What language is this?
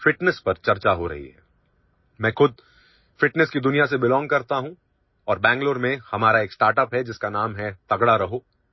English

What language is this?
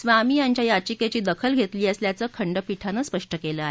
Marathi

